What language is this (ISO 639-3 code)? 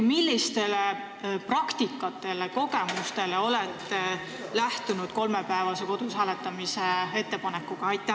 est